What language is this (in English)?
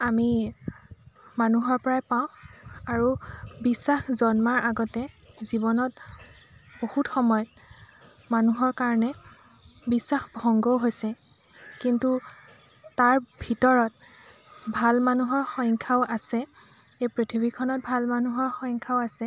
Assamese